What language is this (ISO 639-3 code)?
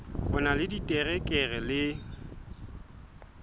sot